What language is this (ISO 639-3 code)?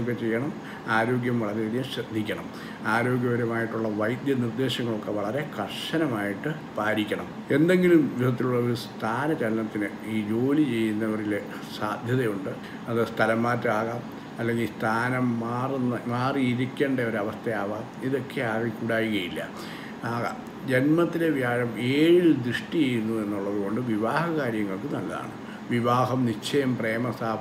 hin